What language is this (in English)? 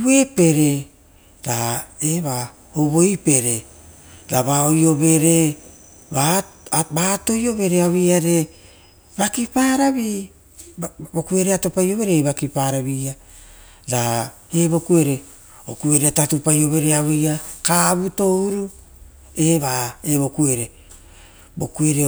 Rotokas